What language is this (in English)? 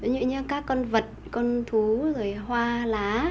Vietnamese